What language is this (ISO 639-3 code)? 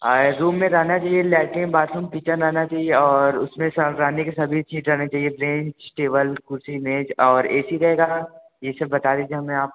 hin